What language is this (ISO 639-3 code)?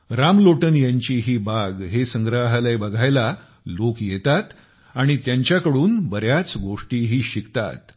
mar